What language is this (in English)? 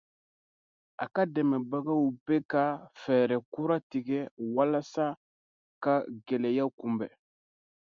Dyula